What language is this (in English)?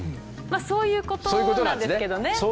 Japanese